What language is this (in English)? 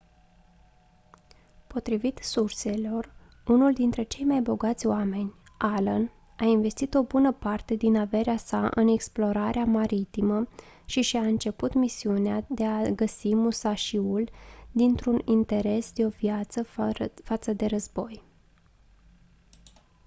Romanian